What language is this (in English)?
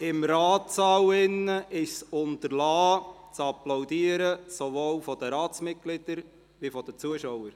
Swiss German